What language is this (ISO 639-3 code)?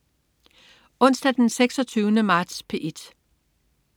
dan